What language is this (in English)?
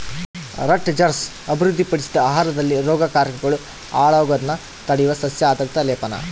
Kannada